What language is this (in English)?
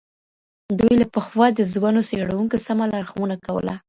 Pashto